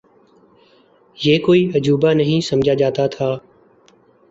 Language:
Urdu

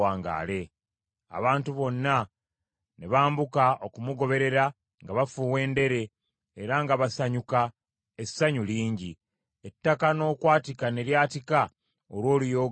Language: Ganda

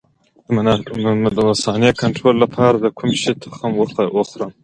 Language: Pashto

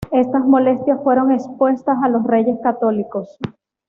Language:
Spanish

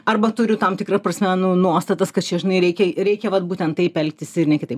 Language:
Lithuanian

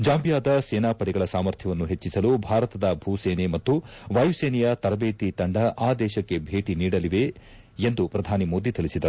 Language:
Kannada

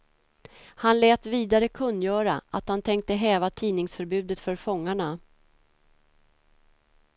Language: Swedish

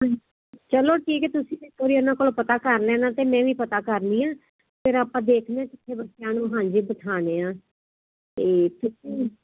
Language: Punjabi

